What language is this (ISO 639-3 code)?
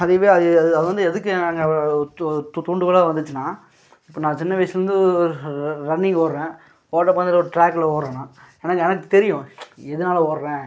tam